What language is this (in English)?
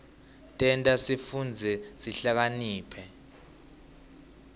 Swati